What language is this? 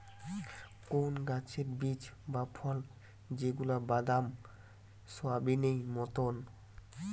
Bangla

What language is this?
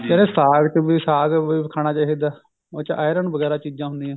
Punjabi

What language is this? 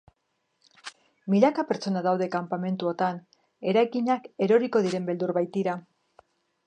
Basque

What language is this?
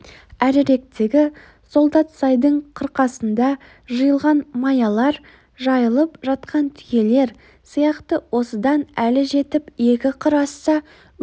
Kazakh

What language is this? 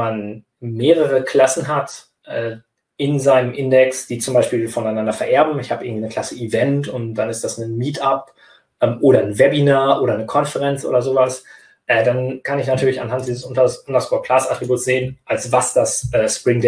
German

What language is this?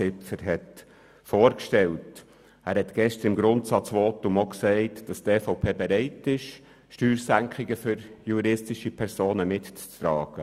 Swiss German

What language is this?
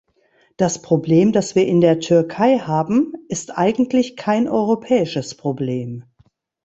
German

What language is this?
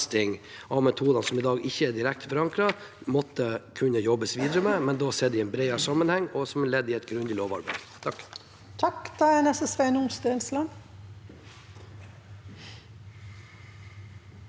Norwegian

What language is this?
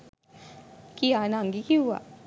Sinhala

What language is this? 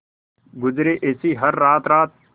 Hindi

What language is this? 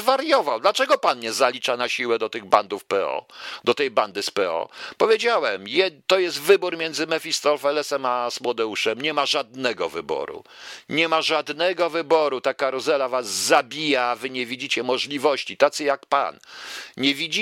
Polish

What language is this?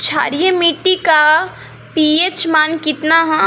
Bhojpuri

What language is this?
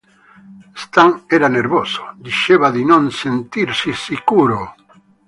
Italian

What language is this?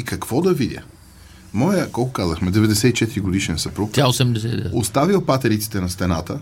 Bulgarian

